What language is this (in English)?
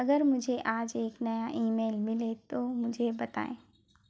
Hindi